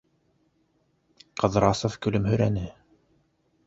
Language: Bashkir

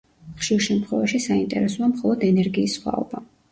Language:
Georgian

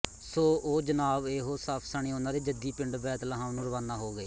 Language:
Punjabi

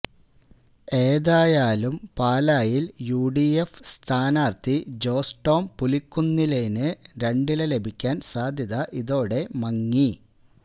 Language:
Malayalam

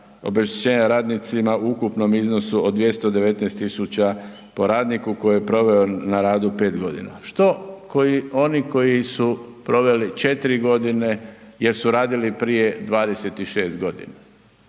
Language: Croatian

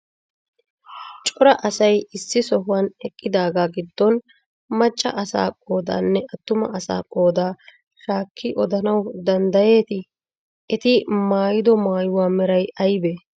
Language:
Wolaytta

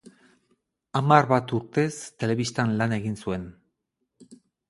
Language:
Basque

